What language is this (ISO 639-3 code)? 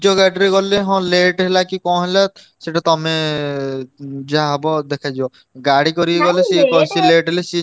ori